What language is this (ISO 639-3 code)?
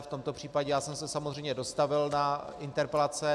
ces